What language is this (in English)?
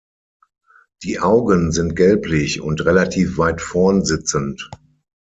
German